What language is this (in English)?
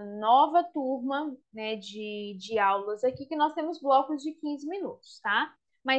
Portuguese